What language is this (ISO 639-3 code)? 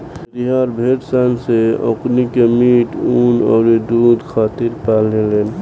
bho